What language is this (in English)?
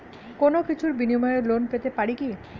Bangla